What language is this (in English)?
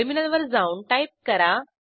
Marathi